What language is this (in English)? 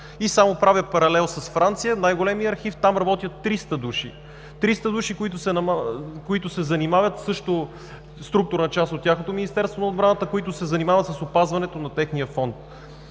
Bulgarian